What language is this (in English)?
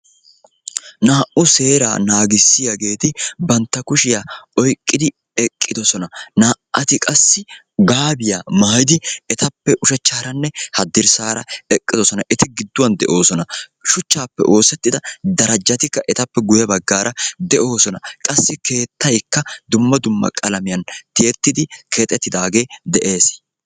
Wolaytta